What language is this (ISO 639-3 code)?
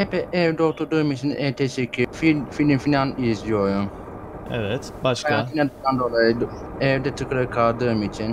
tur